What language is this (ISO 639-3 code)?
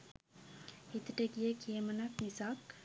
sin